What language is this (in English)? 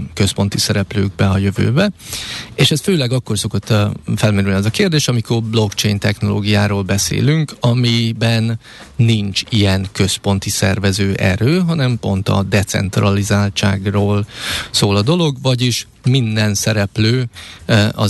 Hungarian